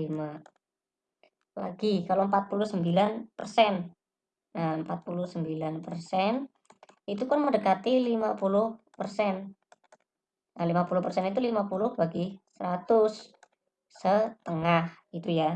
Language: Indonesian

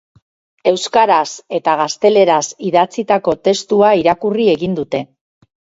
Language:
Basque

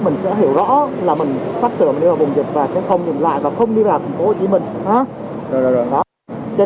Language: Vietnamese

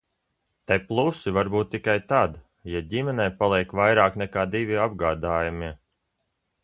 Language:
Latvian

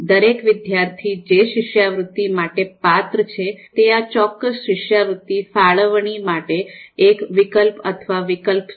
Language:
Gujarati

